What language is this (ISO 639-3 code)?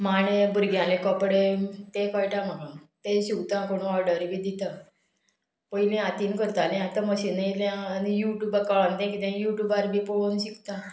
kok